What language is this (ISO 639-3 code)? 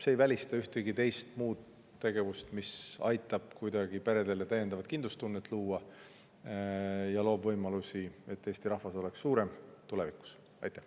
est